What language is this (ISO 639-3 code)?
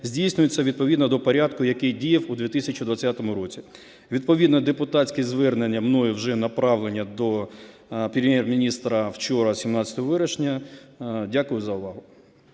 ukr